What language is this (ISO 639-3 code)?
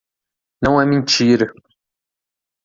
por